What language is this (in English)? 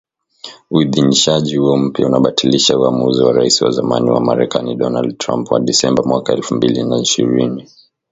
Swahili